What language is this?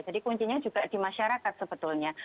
Indonesian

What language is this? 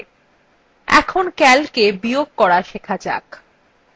Bangla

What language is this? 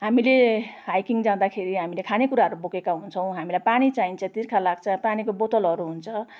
Nepali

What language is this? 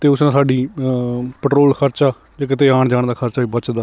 Punjabi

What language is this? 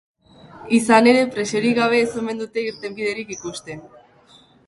Basque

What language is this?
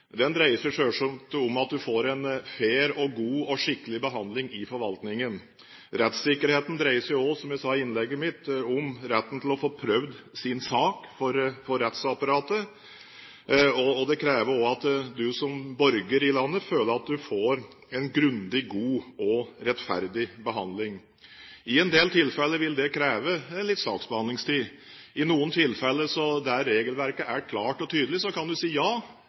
Norwegian Bokmål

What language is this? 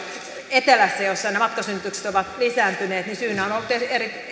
Finnish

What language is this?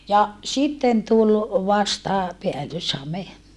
Finnish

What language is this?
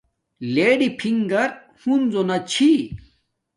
Domaaki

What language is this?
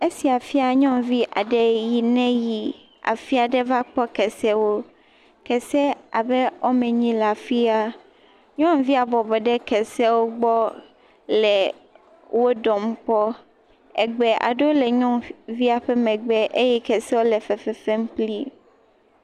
Ewe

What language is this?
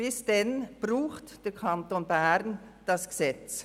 Swiss German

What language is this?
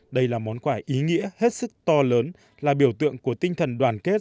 Vietnamese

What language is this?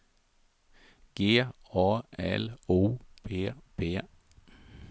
Swedish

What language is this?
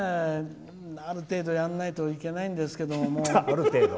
Japanese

